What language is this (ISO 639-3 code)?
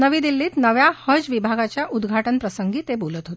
mar